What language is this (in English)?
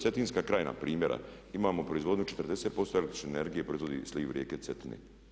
Croatian